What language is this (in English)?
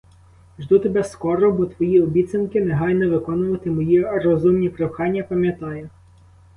Ukrainian